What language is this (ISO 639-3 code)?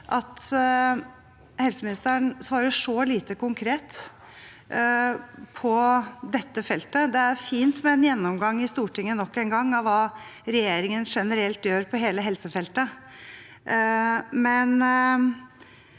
nor